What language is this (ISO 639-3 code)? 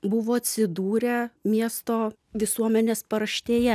lit